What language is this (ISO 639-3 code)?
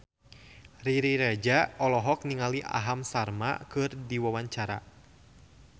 sun